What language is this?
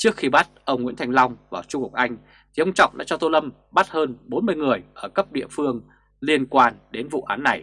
Vietnamese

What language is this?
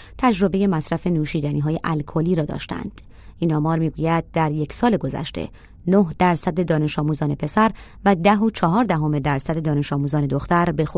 Persian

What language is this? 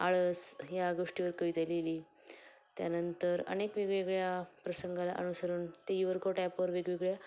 Marathi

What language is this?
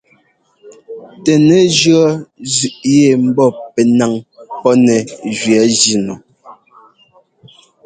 Ngomba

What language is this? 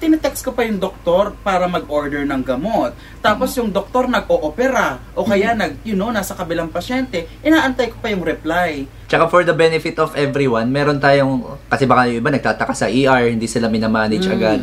Filipino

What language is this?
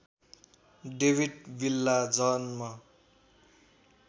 Nepali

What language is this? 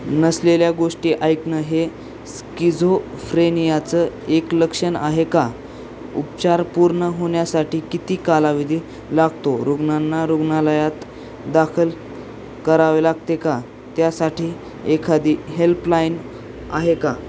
Marathi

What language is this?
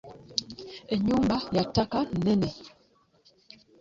Ganda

